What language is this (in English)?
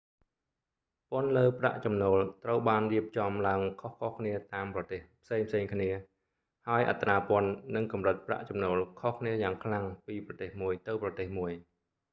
Khmer